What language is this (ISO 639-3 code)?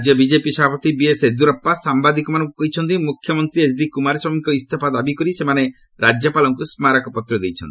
ori